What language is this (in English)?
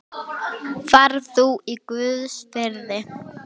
Icelandic